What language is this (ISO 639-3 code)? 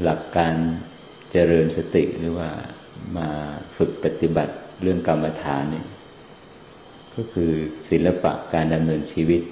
tha